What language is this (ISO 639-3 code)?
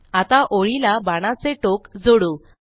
mar